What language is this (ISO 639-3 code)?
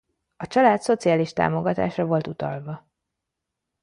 hun